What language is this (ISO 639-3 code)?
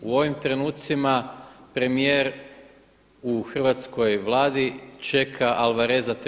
hrv